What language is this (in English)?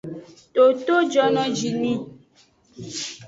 Aja (Benin)